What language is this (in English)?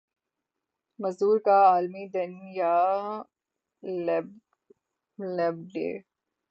Urdu